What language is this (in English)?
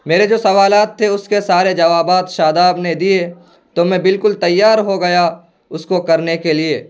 Urdu